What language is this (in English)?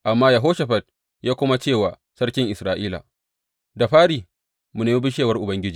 Hausa